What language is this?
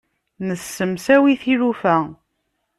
Kabyle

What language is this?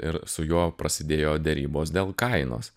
Lithuanian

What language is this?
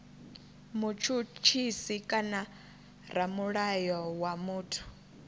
Venda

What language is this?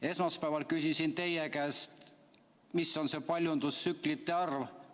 Estonian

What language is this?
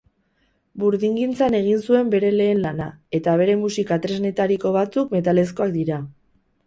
Basque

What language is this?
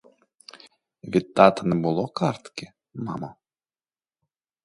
Ukrainian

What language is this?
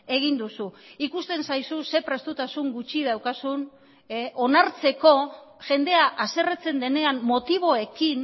Basque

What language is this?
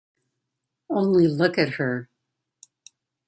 English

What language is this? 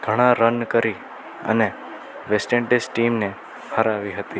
Gujarati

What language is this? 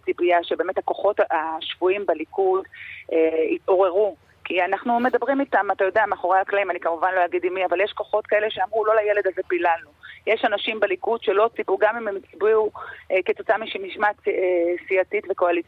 Hebrew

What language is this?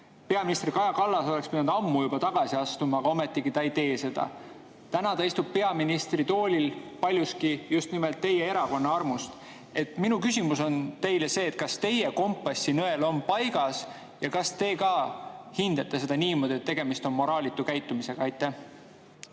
Estonian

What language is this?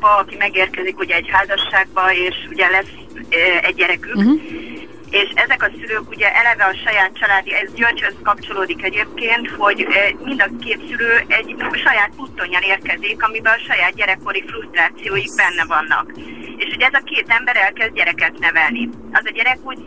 Hungarian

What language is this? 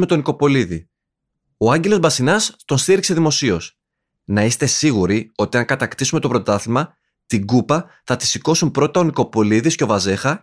Greek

